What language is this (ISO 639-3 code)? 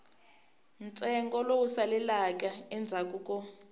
tso